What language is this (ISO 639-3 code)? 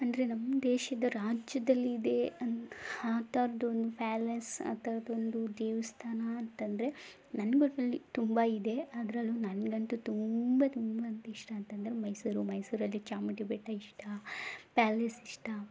kan